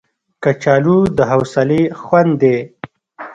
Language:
Pashto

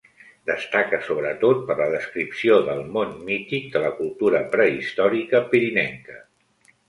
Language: Catalan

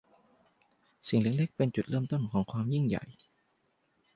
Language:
Thai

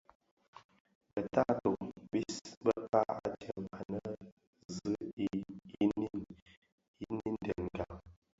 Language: Bafia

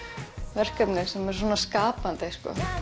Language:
Icelandic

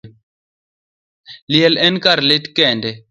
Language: Luo (Kenya and Tanzania)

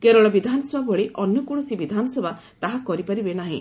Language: Odia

